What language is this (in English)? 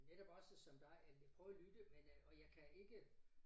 Danish